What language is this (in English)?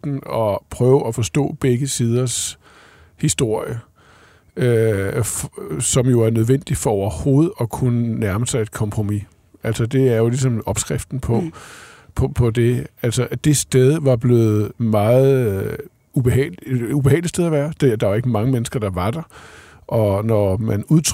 Danish